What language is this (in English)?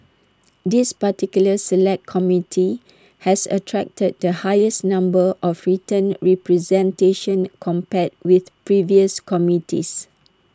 English